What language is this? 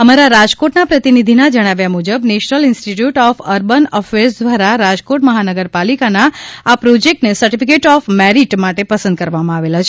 Gujarati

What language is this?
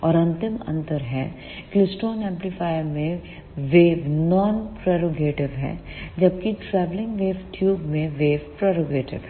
Hindi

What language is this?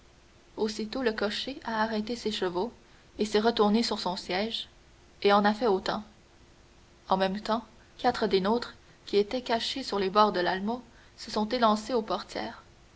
French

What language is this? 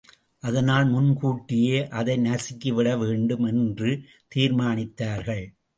Tamil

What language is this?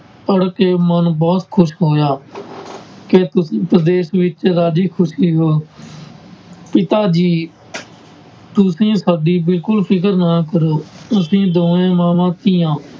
Punjabi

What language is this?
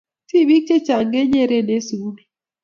Kalenjin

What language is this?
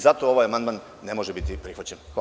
Serbian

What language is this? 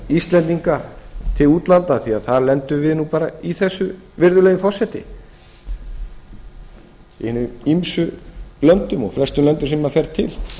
Icelandic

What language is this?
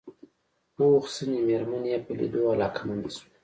Pashto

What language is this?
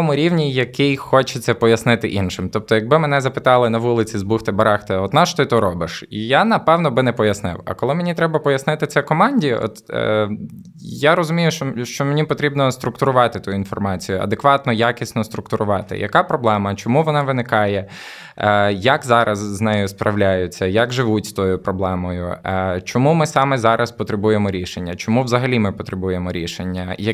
Ukrainian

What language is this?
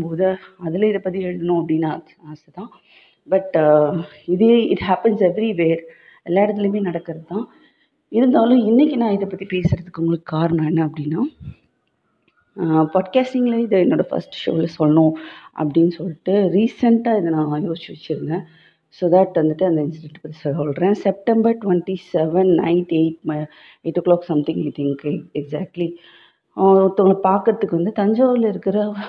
Tamil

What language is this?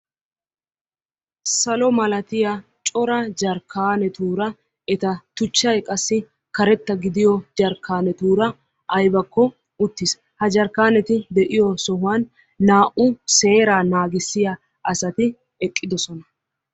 Wolaytta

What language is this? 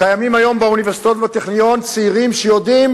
Hebrew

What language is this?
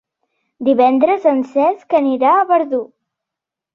Catalan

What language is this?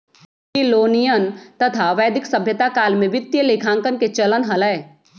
Magahi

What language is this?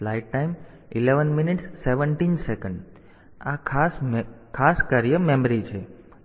Gujarati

